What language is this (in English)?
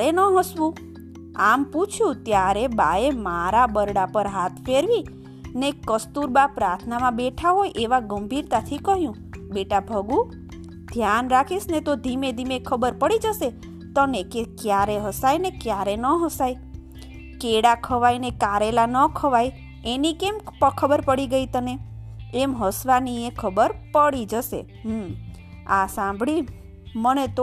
Gujarati